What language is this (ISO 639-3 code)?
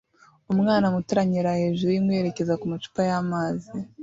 kin